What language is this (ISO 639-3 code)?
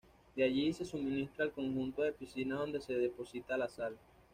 spa